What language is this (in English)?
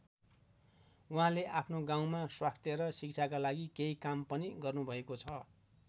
Nepali